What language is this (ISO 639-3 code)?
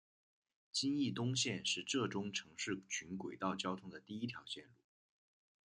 zho